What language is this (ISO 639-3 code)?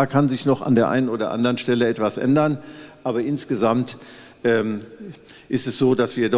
deu